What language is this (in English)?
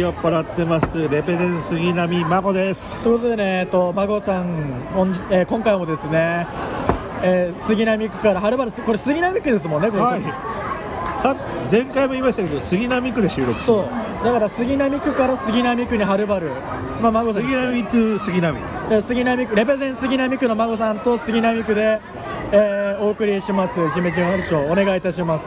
Japanese